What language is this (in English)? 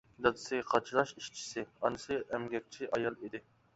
Uyghur